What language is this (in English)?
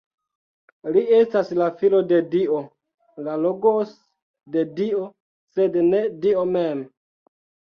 Esperanto